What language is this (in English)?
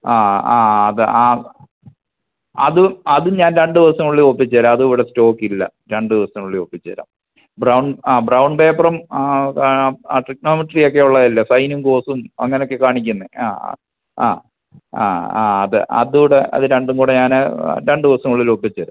Malayalam